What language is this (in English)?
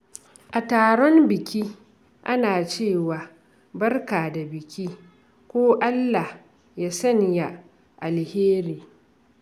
Hausa